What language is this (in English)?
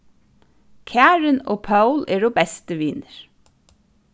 Faroese